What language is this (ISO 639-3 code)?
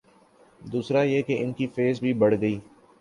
urd